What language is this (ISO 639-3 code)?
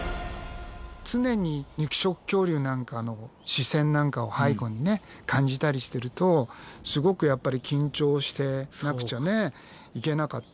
jpn